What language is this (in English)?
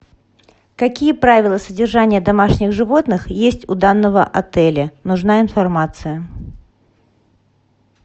Russian